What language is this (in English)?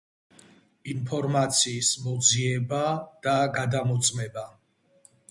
Georgian